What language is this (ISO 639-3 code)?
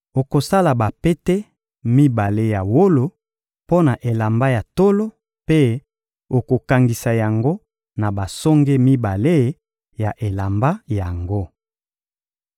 lin